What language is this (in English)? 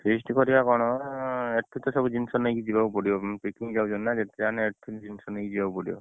Odia